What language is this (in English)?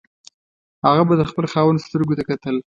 Pashto